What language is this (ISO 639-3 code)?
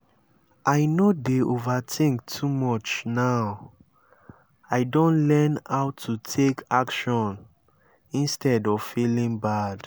pcm